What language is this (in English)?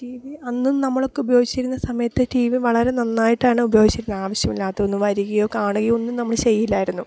Malayalam